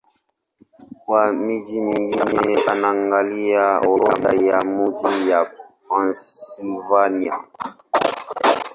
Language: Swahili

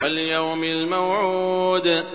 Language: Arabic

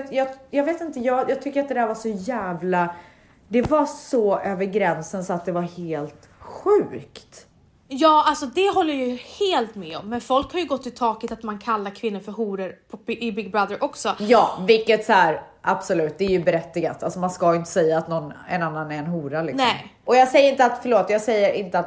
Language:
Swedish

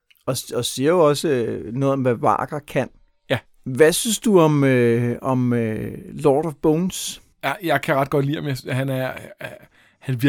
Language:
Danish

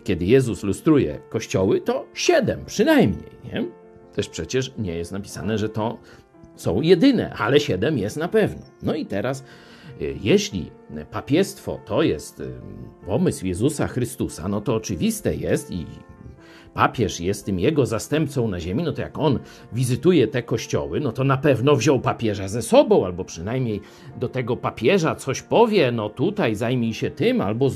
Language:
Polish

